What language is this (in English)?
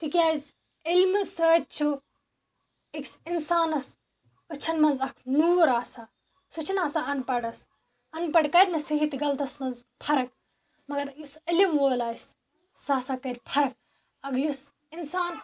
Kashmiri